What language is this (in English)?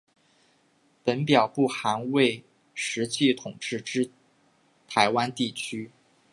Chinese